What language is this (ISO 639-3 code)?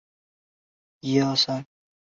zho